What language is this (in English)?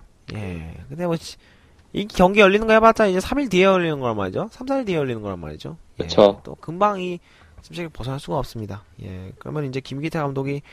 Korean